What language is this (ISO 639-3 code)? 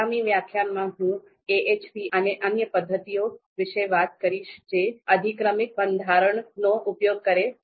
guj